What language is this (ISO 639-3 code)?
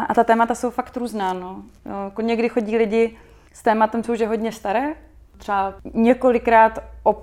ces